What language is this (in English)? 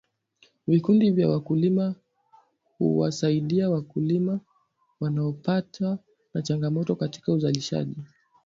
Swahili